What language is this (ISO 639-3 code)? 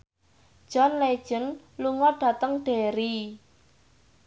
jav